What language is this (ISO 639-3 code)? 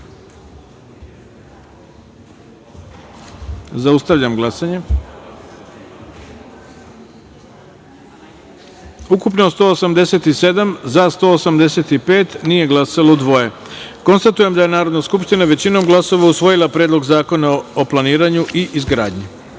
srp